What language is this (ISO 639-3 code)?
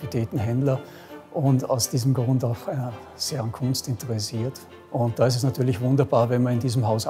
deu